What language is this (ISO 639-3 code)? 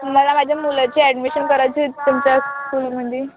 mar